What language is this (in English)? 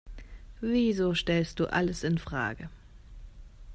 German